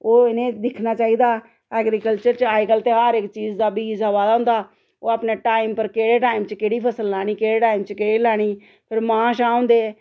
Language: Dogri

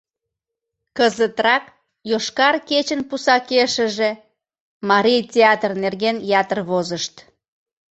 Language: Mari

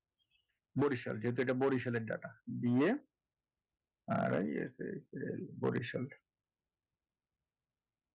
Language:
Bangla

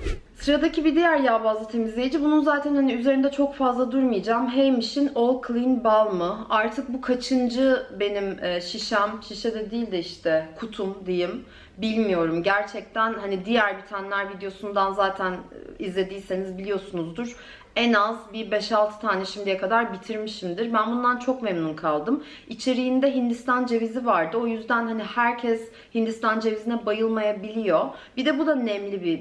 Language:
Turkish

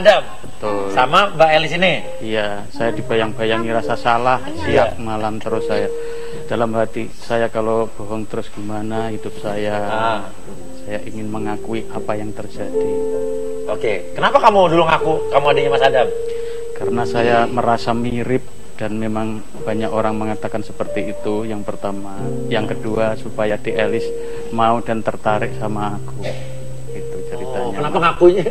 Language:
Indonesian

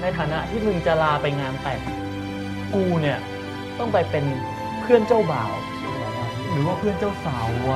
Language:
Thai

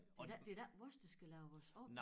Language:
Danish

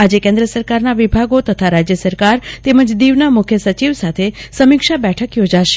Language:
Gujarati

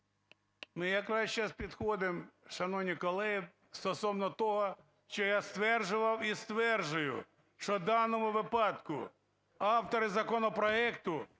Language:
Ukrainian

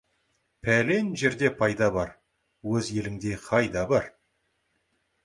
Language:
Kazakh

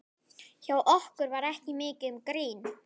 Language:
Icelandic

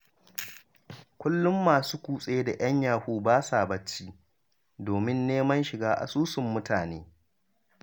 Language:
Hausa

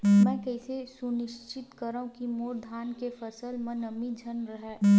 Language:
Chhattisgarhi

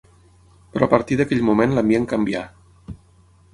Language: Catalan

